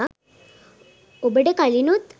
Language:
Sinhala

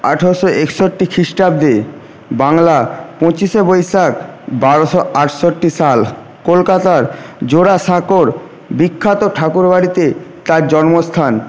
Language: Bangla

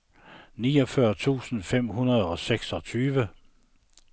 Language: Danish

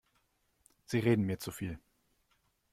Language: German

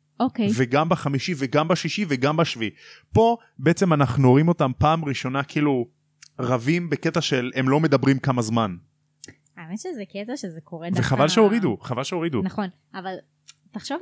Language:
Hebrew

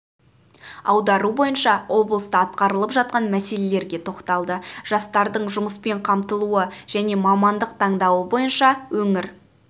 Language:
Kazakh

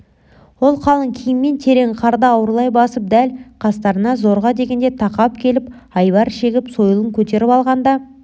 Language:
Kazakh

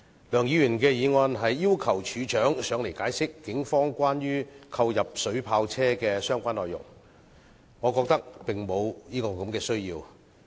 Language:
Cantonese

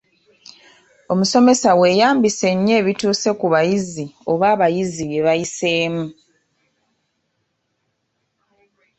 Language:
Ganda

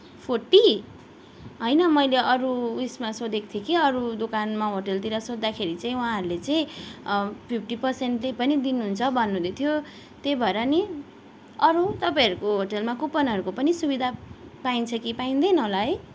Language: Nepali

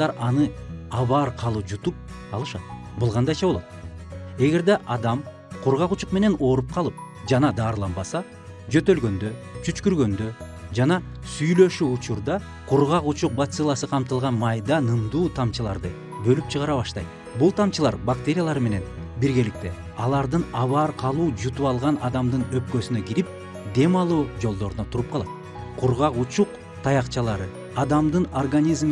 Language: Turkish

